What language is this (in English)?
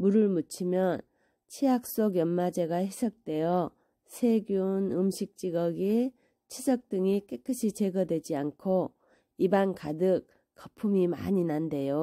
Korean